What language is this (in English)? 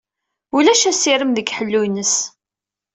Kabyle